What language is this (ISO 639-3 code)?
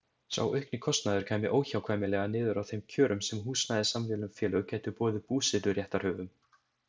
isl